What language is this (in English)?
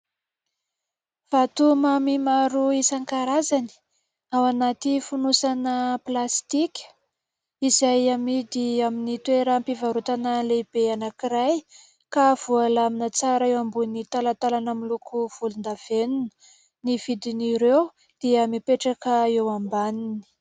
Malagasy